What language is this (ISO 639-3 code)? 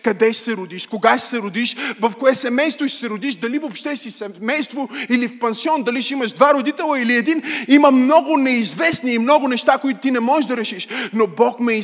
bul